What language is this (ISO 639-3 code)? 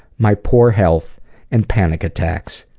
eng